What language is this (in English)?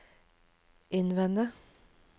Norwegian